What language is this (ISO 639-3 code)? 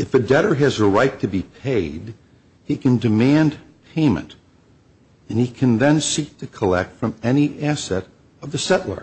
eng